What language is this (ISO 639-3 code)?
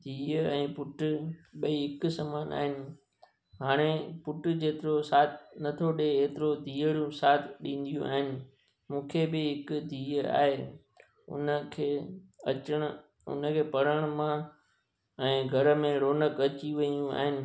snd